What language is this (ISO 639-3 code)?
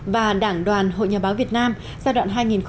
vie